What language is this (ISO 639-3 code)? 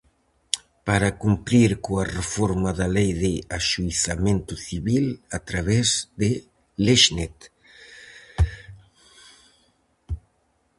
glg